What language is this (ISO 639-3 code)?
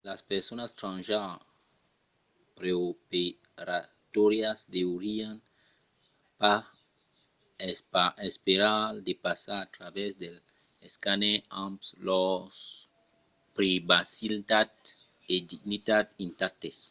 oci